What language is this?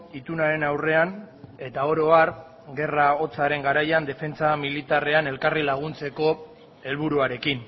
Basque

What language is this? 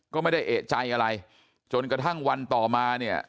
Thai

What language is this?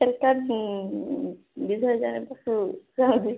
Odia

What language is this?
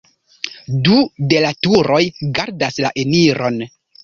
Esperanto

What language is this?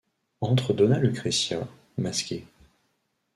French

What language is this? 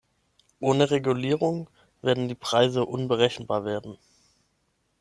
German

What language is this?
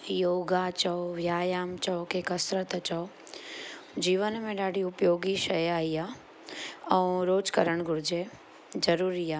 Sindhi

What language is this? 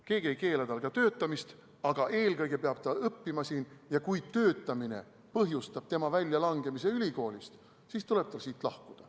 Estonian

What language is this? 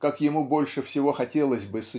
Russian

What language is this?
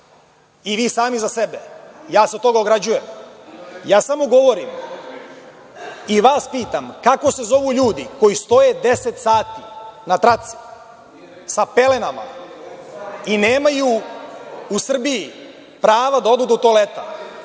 Serbian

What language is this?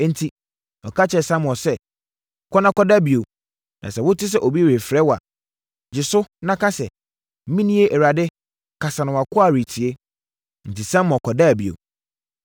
Akan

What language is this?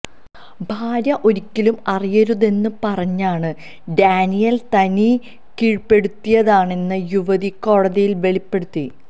Malayalam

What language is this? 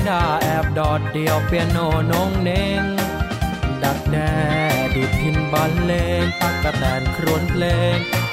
Thai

